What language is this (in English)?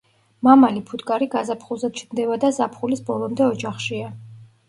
Georgian